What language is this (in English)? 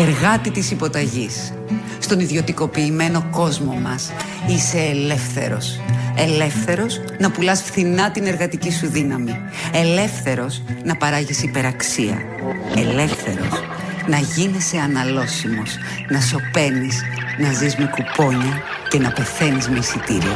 Greek